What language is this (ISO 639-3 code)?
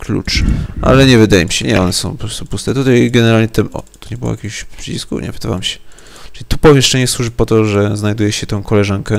pol